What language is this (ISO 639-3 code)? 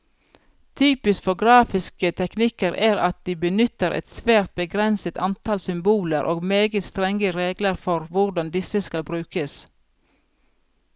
nor